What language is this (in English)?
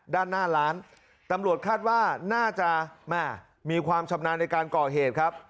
Thai